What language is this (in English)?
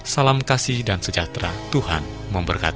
Indonesian